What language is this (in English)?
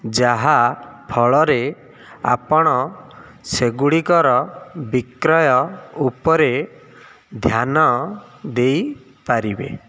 Odia